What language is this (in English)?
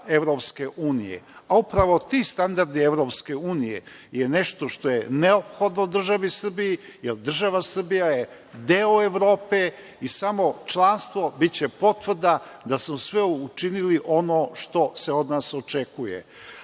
Serbian